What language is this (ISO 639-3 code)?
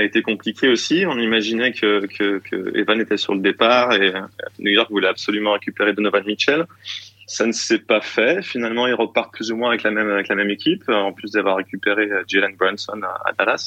fra